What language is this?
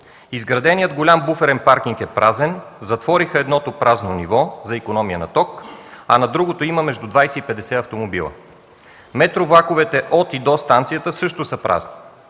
Bulgarian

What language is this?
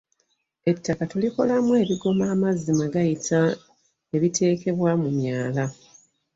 Ganda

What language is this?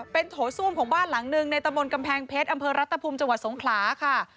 Thai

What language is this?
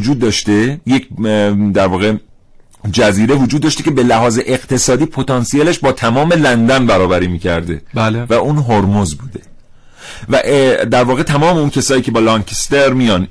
Persian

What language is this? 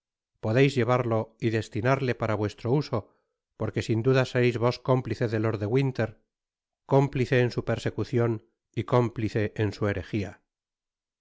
Spanish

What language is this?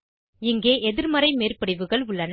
Tamil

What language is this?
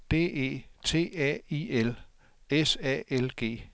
Danish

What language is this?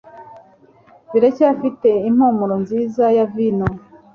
Kinyarwanda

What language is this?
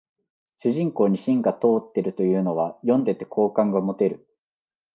Japanese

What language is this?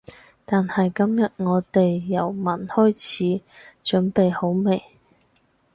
Cantonese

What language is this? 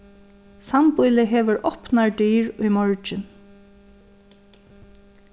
Faroese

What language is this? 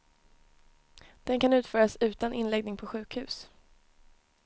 Swedish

